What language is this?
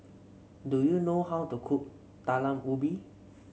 English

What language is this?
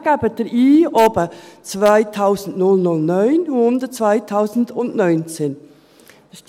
Swiss German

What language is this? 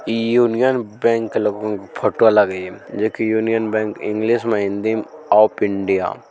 Magahi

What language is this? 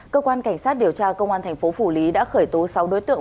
Vietnamese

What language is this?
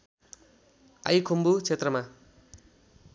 Nepali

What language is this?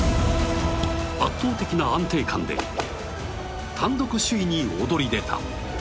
Japanese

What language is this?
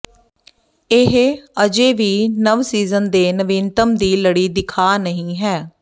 Punjabi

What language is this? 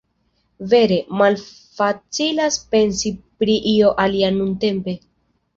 Esperanto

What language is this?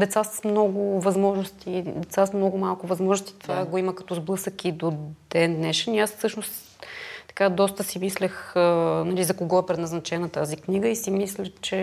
Bulgarian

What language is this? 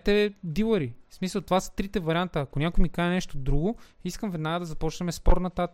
Bulgarian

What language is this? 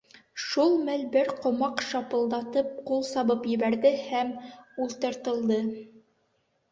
Bashkir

